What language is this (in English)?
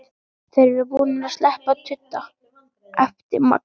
Icelandic